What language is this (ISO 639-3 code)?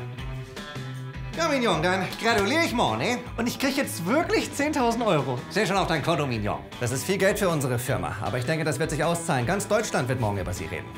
deu